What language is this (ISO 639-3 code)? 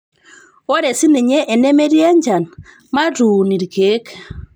mas